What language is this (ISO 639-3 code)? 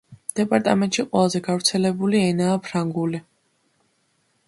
kat